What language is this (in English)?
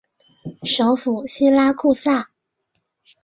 Chinese